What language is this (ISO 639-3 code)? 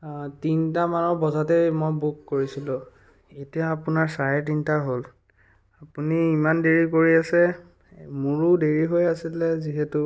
asm